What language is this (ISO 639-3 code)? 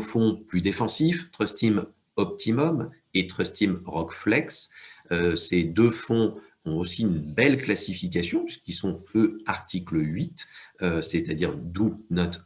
fra